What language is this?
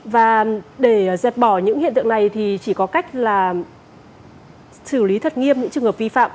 Vietnamese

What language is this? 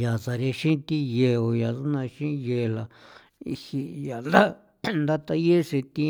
San Felipe Otlaltepec Popoloca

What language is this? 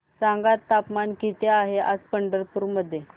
Marathi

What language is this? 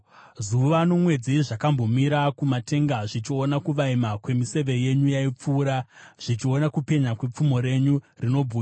Shona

